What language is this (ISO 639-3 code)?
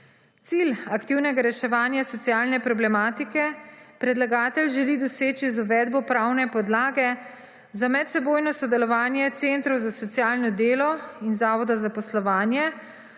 slv